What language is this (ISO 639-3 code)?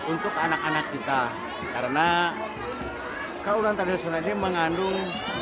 ind